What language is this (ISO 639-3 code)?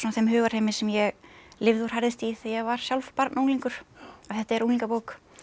isl